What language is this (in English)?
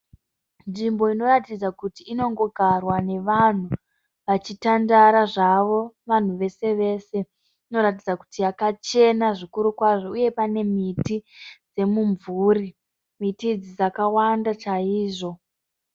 Shona